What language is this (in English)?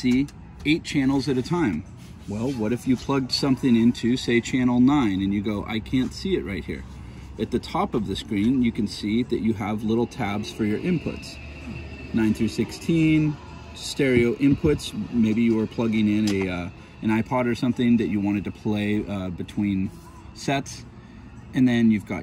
English